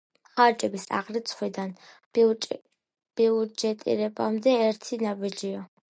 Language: Georgian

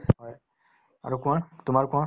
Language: Assamese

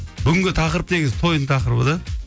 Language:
Kazakh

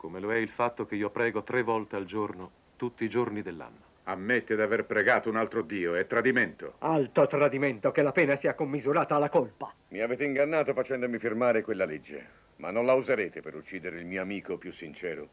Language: Italian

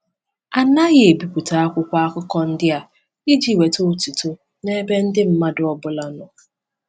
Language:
Igbo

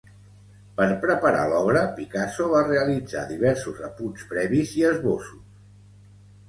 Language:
Catalan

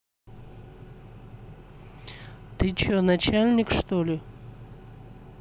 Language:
Russian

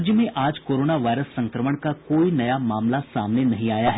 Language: Hindi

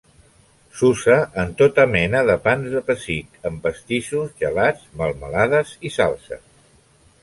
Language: Catalan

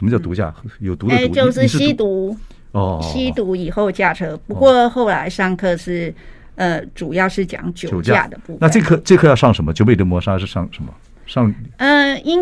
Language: Chinese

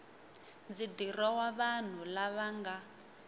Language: Tsonga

